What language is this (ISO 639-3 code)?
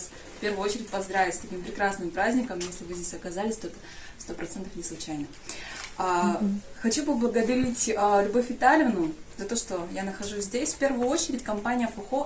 rus